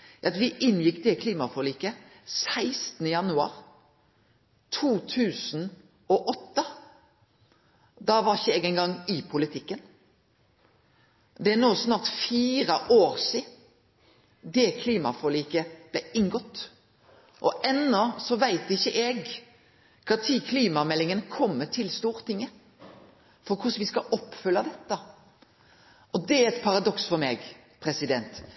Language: Norwegian Nynorsk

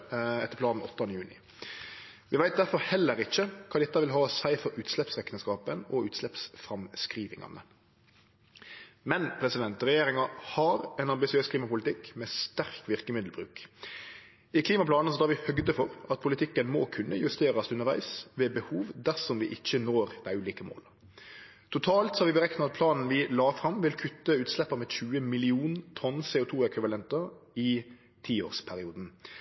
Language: Norwegian Nynorsk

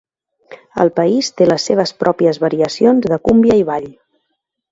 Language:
Catalan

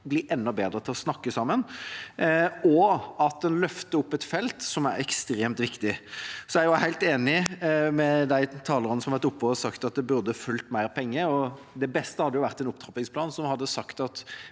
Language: Norwegian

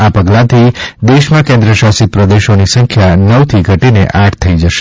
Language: Gujarati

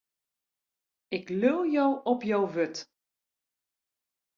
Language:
Western Frisian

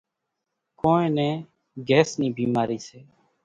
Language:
Kachi Koli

